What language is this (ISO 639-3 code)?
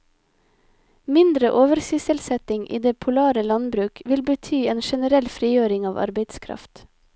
nor